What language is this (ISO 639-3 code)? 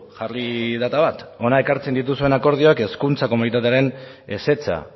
eus